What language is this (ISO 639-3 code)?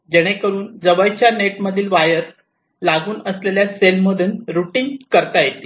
mar